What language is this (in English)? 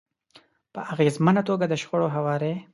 Pashto